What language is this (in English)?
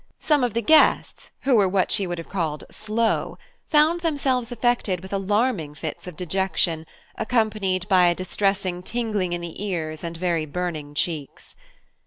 English